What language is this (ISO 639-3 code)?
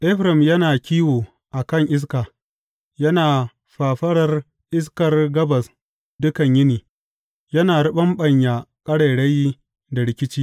hau